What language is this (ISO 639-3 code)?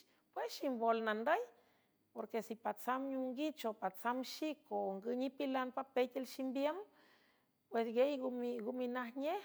hue